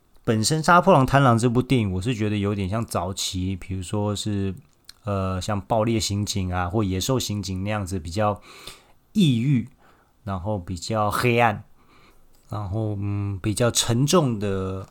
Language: Chinese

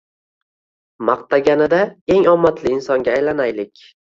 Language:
Uzbek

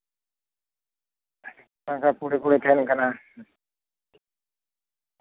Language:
Santali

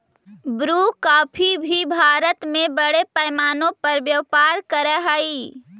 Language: Magahi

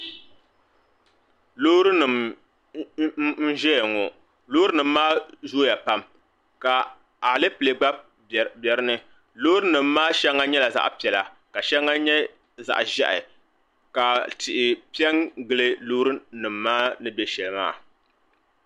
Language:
Dagbani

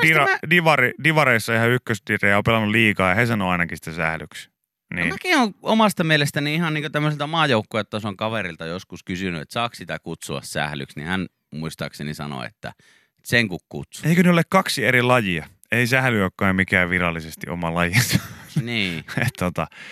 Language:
Finnish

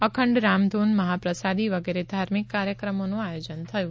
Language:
Gujarati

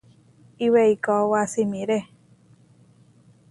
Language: Huarijio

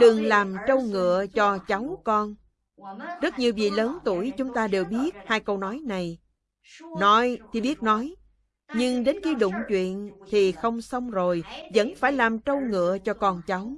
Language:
Vietnamese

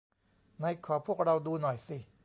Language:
Thai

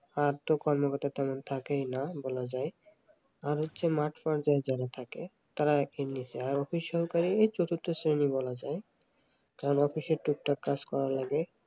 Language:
Bangla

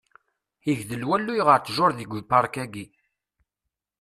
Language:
Kabyle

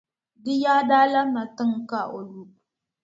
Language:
Dagbani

